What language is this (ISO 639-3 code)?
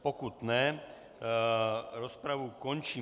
ces